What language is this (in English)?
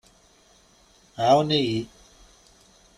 Kabyle